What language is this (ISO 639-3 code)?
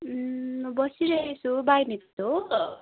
nep